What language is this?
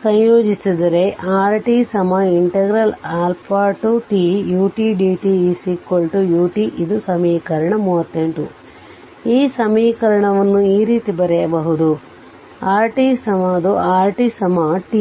Kannada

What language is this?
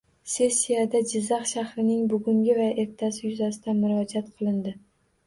Uzbek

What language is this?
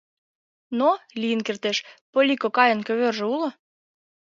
Mari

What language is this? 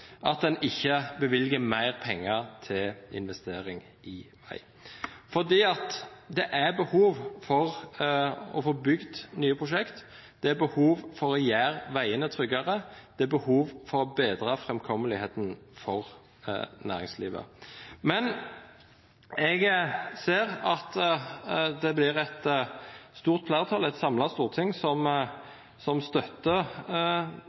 Norwegian Nynorsk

